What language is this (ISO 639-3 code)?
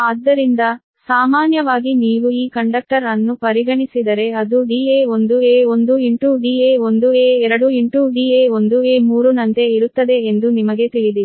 kan